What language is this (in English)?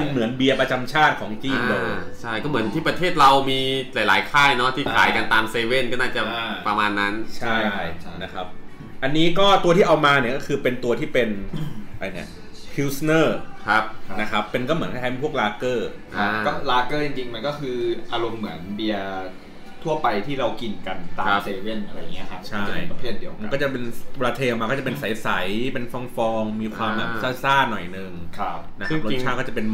Thai